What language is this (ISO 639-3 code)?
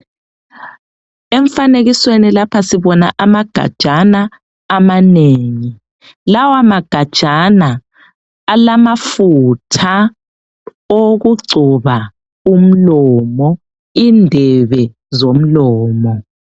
nde